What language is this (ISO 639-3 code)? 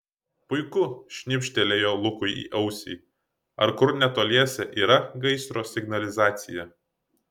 lit